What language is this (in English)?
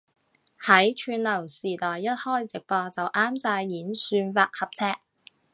Cantonese